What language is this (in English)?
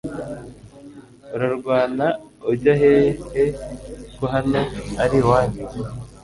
Kinyarwanda